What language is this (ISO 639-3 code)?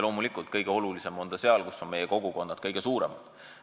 est